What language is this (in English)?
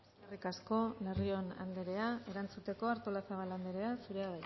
Basque